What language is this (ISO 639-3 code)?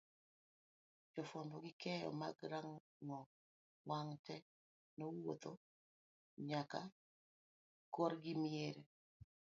luo